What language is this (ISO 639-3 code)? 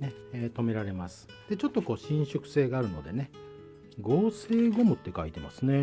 jpn